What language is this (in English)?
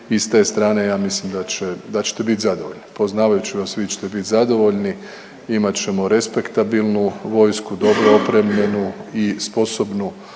Croatian